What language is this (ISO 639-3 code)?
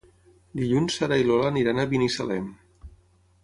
cat